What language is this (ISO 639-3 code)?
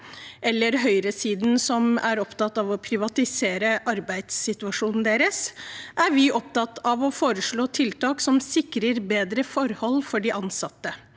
nor